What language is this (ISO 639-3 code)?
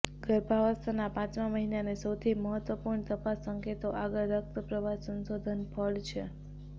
guj